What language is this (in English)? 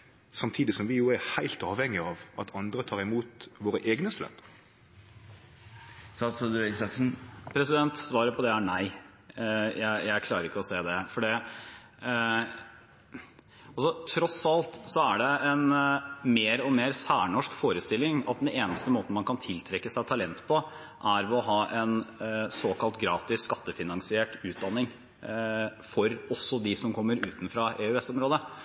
Norwegian